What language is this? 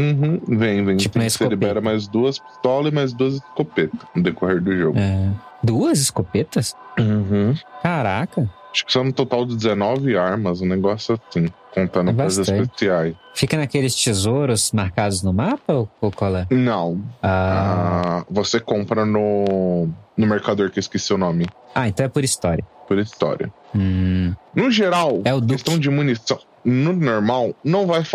Portuguese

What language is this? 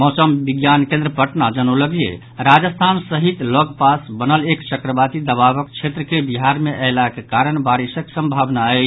Maithili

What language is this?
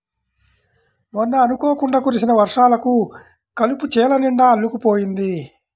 Telugu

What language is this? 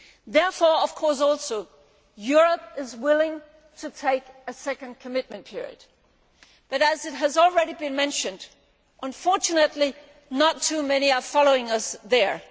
English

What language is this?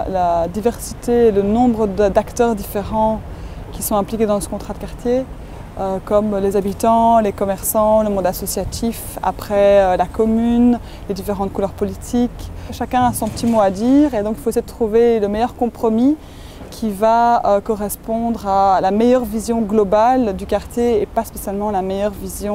French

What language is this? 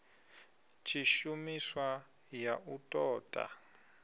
Venda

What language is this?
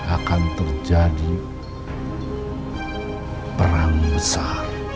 Indonesian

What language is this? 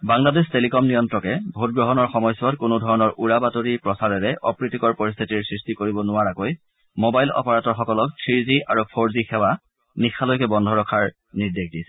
Assamese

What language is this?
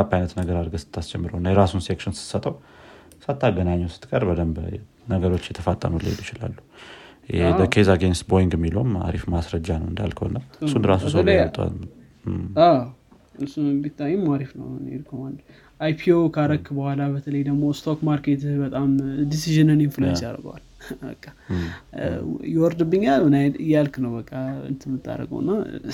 Amharic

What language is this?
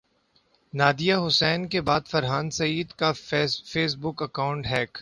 Urdu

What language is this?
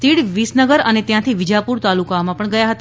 Gujarati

